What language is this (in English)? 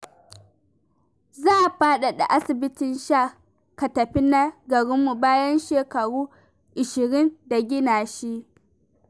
Hausa